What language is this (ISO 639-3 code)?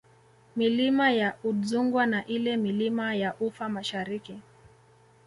swa